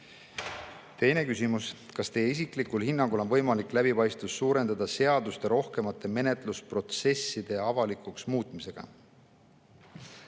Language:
Estonian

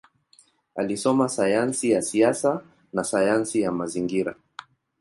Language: Swahili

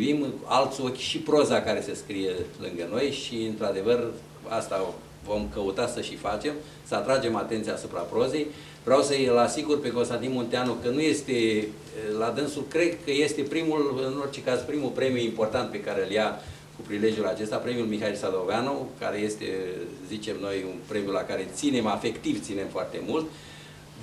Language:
Romanian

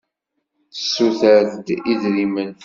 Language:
Kabyle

